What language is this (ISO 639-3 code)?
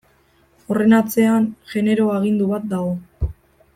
eus